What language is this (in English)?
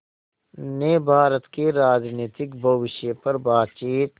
Hindi